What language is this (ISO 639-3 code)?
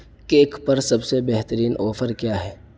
urd